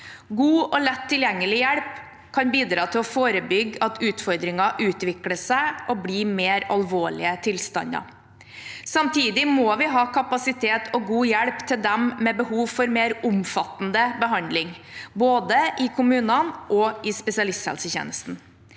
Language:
Norwegian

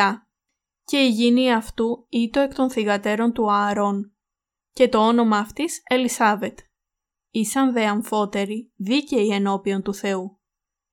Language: Greek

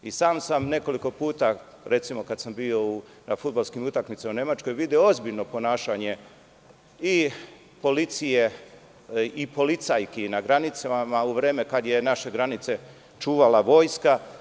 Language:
Serbian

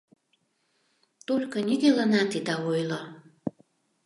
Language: Mari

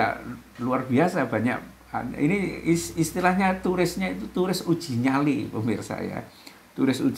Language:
Indonesian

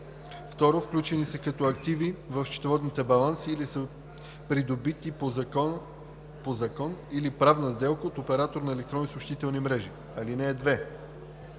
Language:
Bulgarian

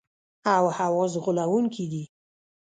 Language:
Pashto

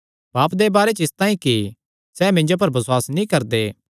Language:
Kangri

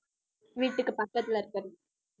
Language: Tamil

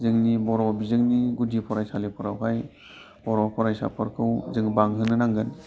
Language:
Bodo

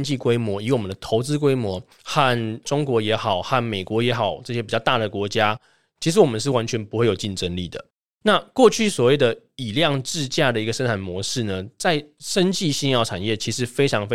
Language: Chinese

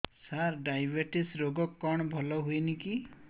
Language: Odia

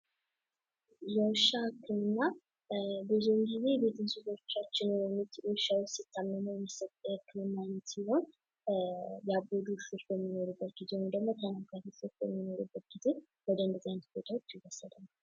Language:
Amharic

